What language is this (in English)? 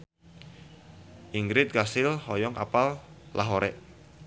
Sundanese